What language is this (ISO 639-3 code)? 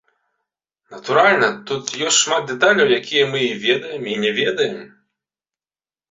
bel